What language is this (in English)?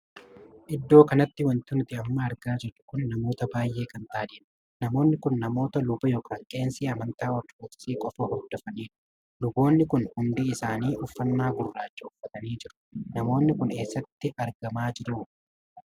Oromo